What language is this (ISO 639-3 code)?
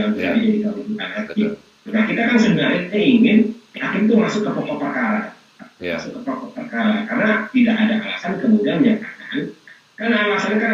ind